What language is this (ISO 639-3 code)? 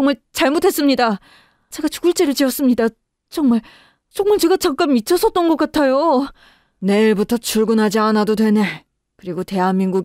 kor